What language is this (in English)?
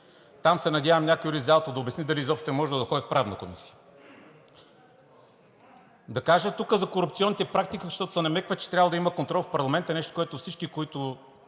Bulgarian